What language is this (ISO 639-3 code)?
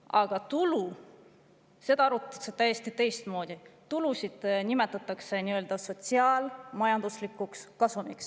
est